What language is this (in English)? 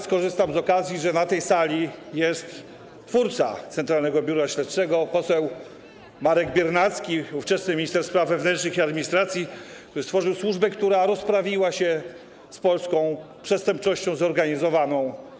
Polish